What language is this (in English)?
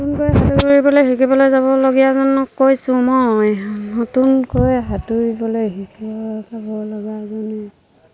Assamese